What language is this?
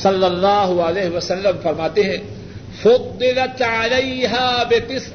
Urdu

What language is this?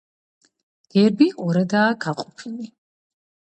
Georgian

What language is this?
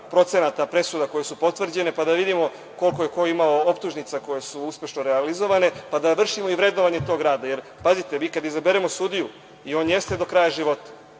Serbian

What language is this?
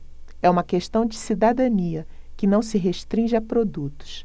Portuguese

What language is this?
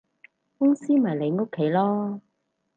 Cantonese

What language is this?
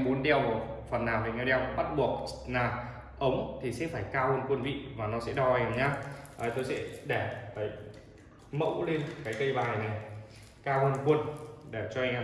Vietnamese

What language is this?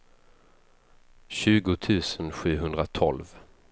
Swedish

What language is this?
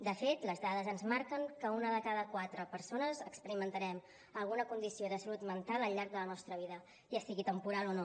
Catalan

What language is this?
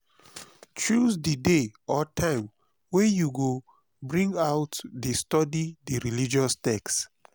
Nigerian Pidgin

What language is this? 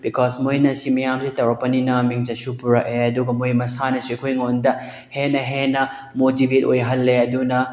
Manipuri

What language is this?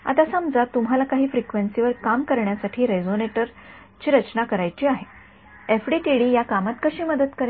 Marathi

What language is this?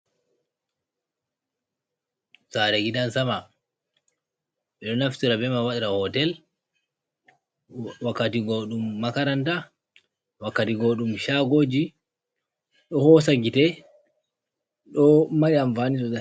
Fula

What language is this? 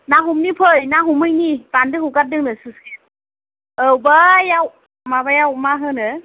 Bodo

